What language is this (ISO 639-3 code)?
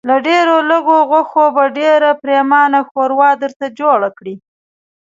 pus